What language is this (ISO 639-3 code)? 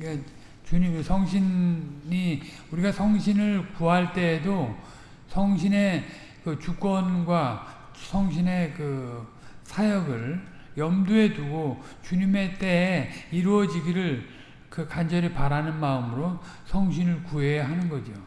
kor